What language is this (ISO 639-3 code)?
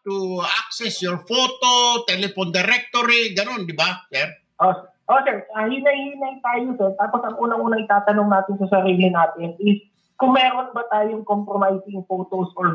fil